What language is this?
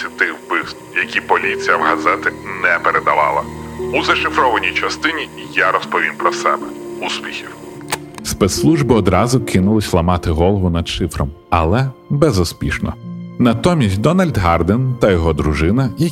Ukrainian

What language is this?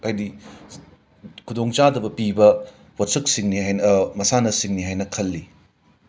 Manipuri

